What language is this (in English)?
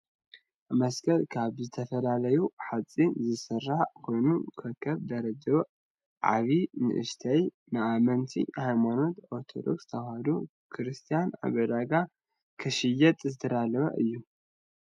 Tigrinya